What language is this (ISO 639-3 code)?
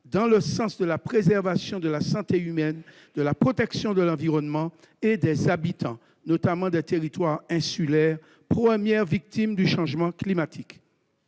fra